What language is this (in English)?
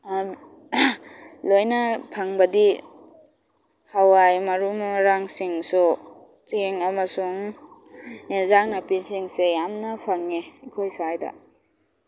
Manipuri